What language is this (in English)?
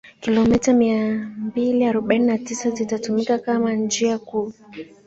Swahili